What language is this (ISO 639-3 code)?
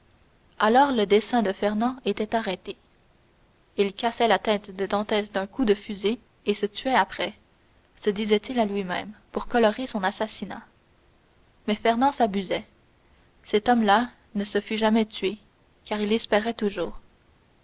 fra